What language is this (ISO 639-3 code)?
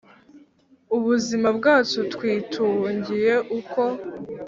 kin